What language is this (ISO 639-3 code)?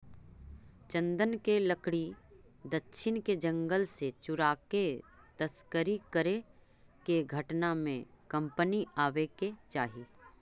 mag